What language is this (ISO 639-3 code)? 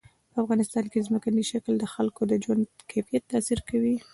pus